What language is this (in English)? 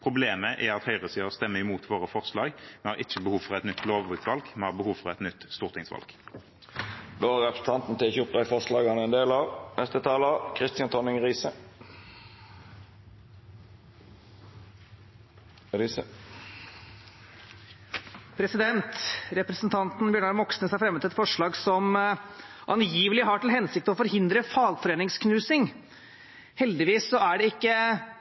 Norwegian